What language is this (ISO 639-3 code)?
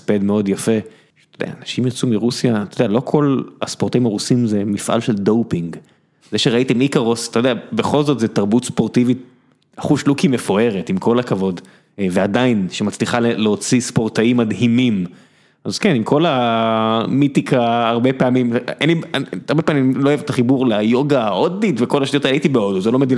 heb